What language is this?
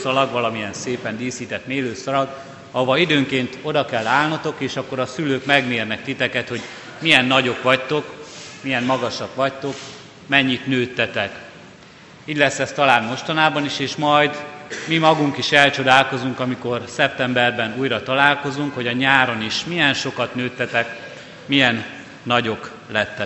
Hungarian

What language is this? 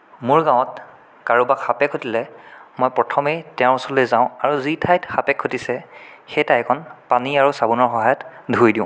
Assamese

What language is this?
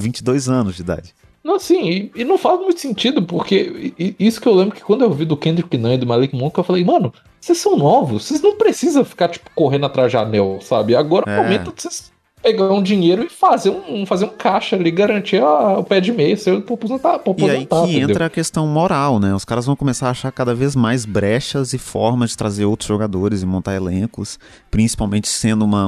Portuguese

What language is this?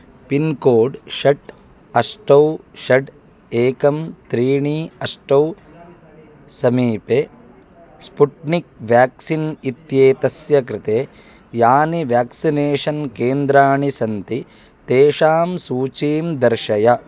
Sanskrit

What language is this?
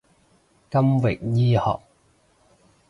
Cantonese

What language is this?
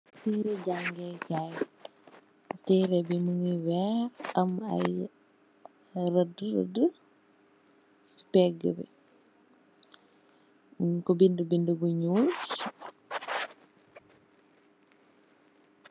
Wolof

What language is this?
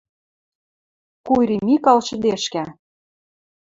Western Mari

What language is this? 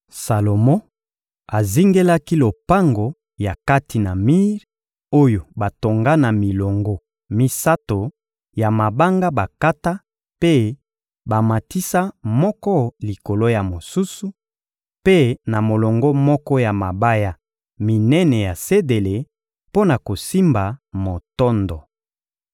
Lingala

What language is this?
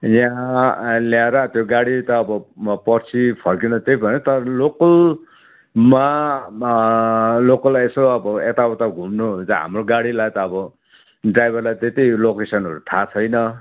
Nepali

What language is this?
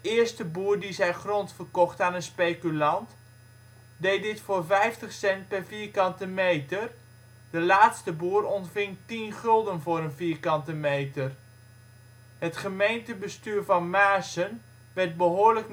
Dutch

